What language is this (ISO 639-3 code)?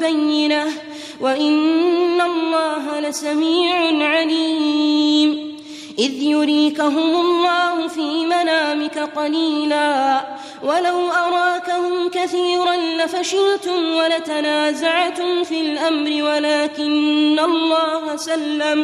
ara